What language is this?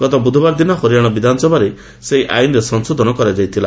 Odia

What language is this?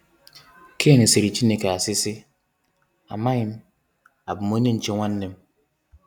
Igbo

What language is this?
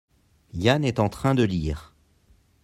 French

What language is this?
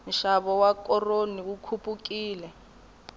Tsonga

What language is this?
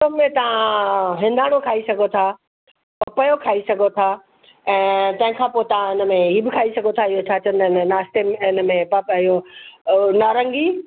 Sindhi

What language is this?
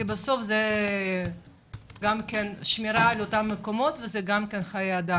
Hebrew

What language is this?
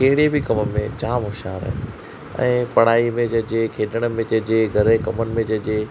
Sindhi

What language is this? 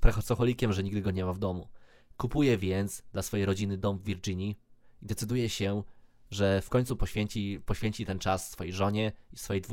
Polish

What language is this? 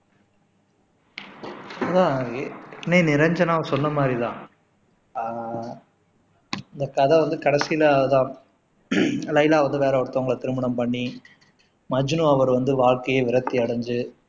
Tamil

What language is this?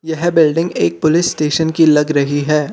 Hindi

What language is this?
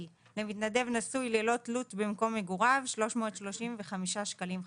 Hebrew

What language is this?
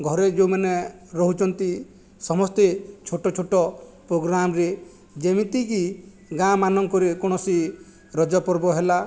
Odia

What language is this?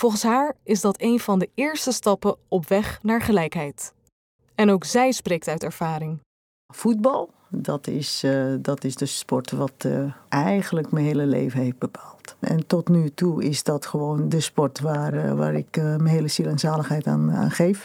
Dutch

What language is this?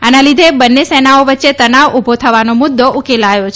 Gujarati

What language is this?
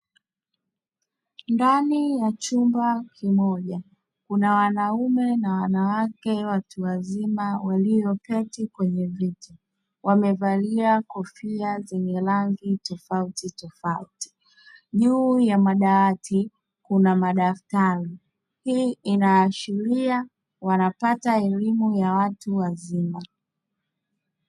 Swahili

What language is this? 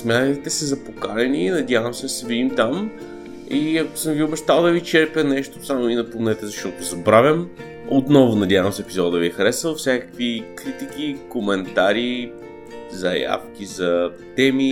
Bulgarian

